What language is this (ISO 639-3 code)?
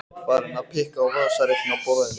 isl